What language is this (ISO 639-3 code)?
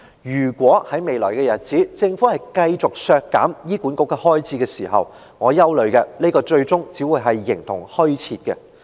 yue